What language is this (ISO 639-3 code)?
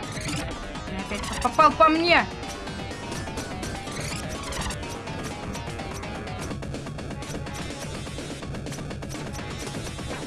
rus